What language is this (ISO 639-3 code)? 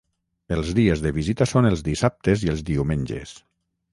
cat